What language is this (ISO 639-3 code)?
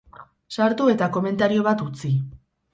eus